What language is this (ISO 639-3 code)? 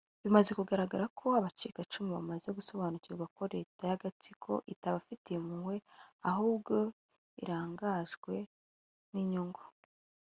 kin